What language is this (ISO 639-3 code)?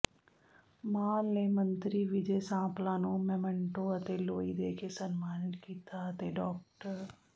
pan